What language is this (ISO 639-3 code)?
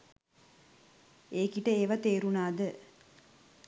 sin